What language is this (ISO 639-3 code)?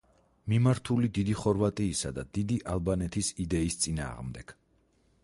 kat